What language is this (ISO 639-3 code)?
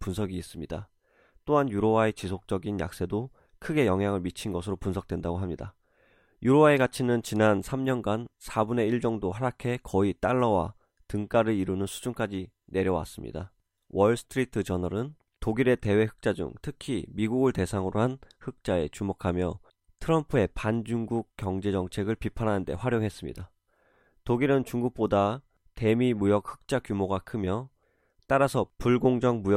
kor